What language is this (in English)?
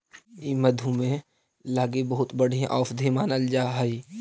Magahi